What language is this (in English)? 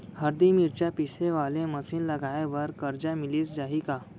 Chhattisgarhi